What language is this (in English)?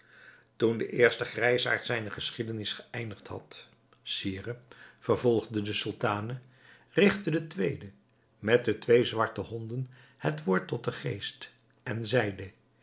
Dutch